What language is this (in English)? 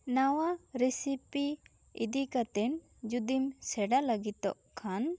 Santali